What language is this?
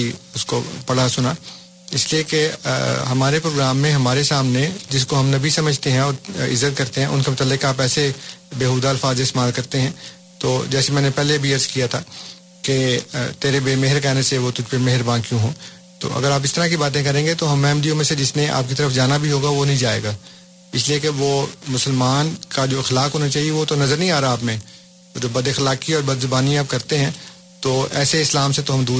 Urdu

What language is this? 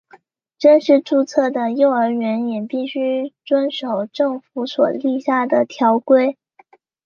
Chinese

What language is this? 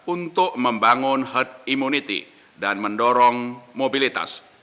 Indonesian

